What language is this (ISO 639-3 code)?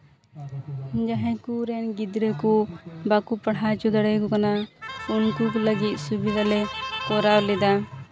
sat